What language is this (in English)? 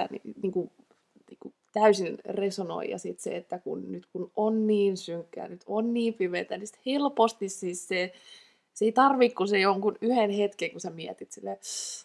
Finnish